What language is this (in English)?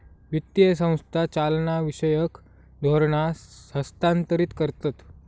Marathi